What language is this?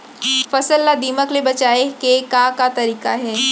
Chhattisgarhi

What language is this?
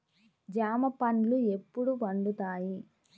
Telugu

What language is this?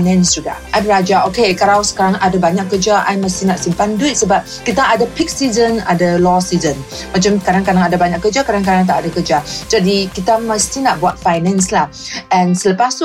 Malay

